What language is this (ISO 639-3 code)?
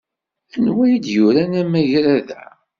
kab